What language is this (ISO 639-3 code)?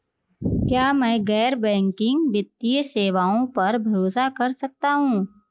hin